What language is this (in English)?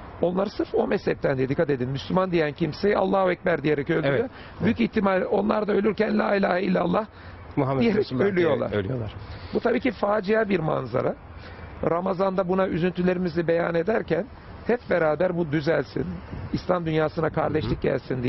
Turkish